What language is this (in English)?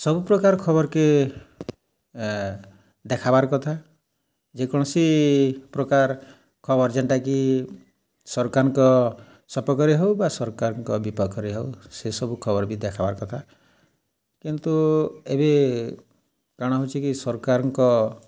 Odia